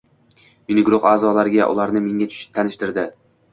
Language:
Uzbek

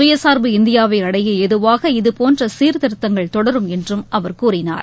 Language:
Tamil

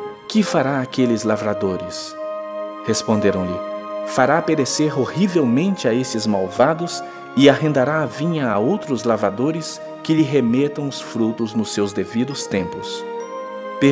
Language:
Portuguese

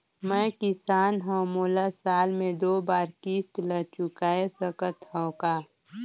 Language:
Chhattisgarhi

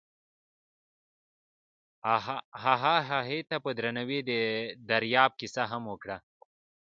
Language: Pashto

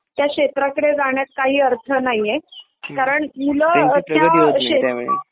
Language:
Marathi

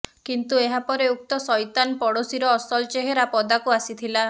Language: Odia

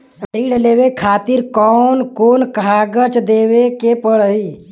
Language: Bhojpuri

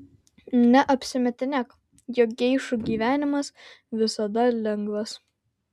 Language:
Lithuanian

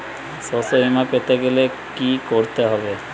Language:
Bangla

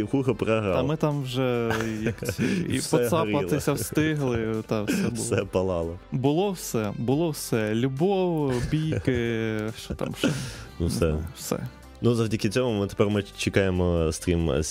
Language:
Ukrainian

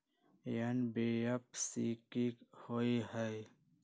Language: Magahi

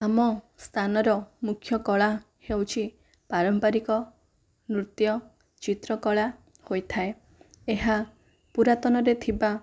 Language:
Odia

